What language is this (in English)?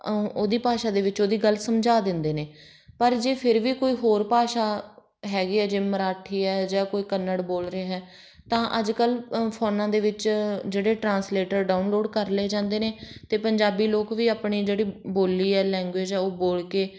Punjabi